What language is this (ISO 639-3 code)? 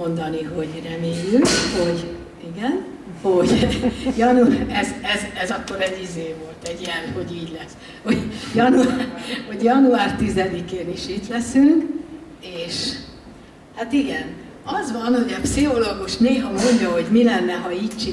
hun